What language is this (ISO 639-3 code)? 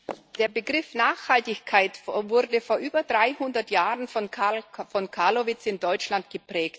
deu